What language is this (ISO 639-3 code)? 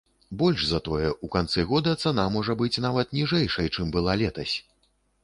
bel